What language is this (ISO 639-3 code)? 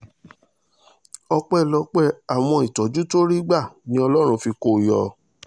yor